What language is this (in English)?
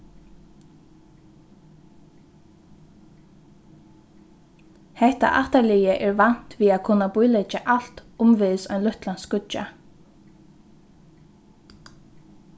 Faroese